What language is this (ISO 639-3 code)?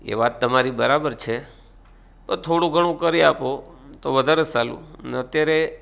guj